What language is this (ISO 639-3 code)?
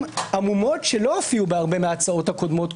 heb